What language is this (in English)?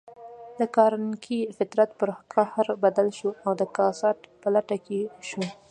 Pashto